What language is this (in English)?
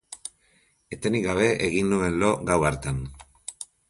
Basque